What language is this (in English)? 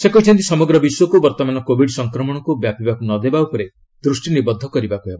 Odia